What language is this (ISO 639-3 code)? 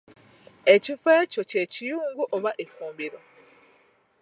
lug